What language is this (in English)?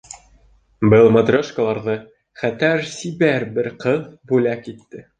Bashkir